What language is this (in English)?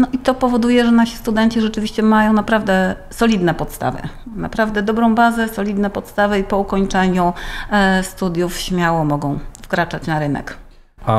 Polish